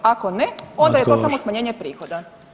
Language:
Croatian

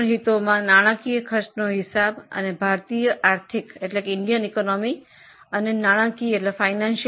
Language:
Gujarati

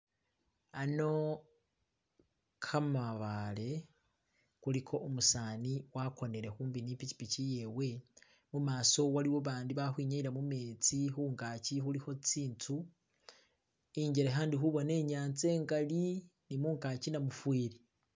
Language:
Masaaba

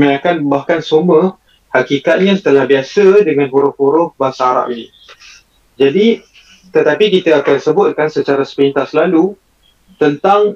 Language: Malay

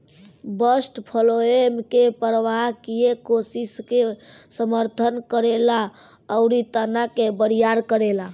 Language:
Bhojpuri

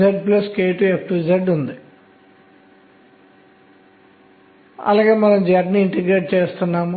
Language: Telugu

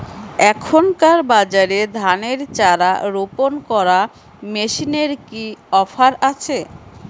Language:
Bangla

